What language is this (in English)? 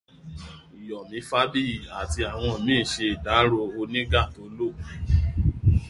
Yoruba